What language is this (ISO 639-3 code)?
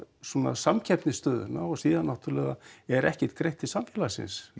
isl